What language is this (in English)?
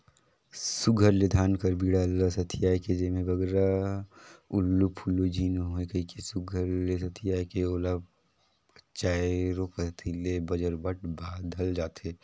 Chhattisgarhi